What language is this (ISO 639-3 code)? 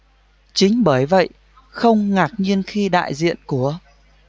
vie